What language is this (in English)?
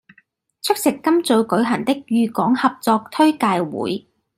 Cantonese